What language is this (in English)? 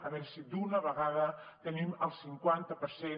Catalan